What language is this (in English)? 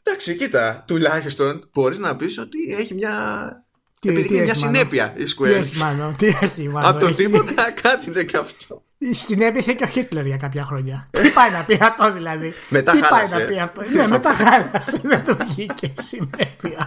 Greek